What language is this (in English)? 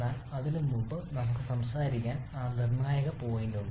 Malayalam